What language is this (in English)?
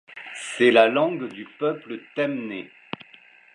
French